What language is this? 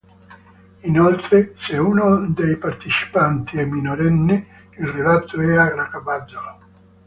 Italian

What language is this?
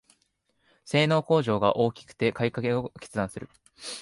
Japanese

